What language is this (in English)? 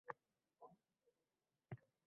Uzbek